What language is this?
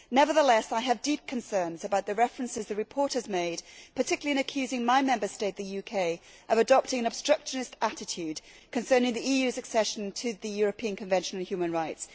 English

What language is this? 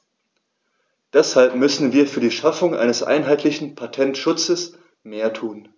German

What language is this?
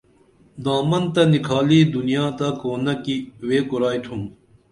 Dameli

